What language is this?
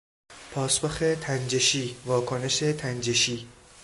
Persian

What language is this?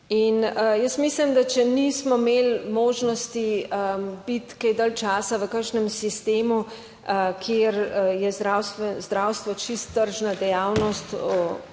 Slovenian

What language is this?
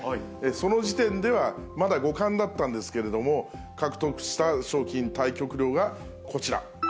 Japanese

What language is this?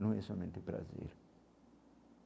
Portuguese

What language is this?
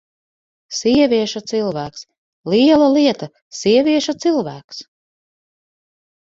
Latvian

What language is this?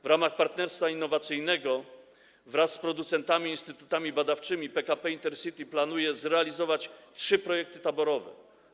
Polish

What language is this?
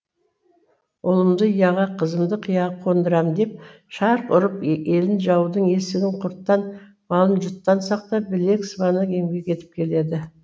Kazakh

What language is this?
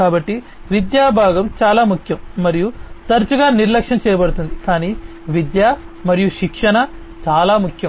Telugu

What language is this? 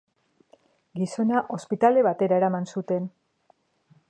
Basque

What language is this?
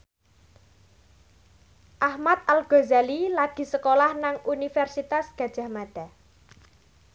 Javanese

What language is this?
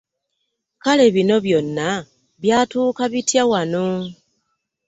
Ganda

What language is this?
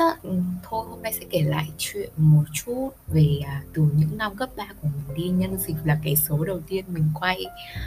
Vietnamese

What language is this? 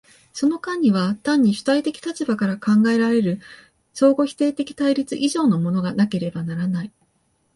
Japanese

